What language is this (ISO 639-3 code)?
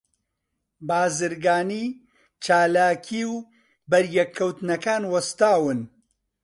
ckb